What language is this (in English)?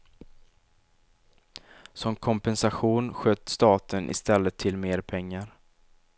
Swedish